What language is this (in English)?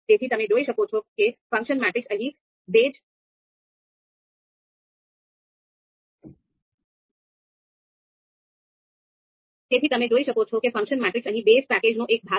Gujarati